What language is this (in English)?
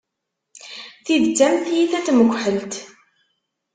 Kabyle